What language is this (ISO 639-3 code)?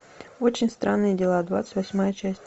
rus